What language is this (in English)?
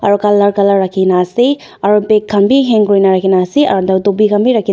Naga Pidgin